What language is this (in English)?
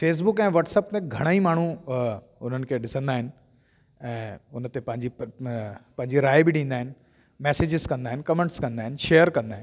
Sindhi